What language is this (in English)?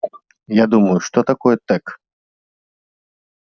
Russian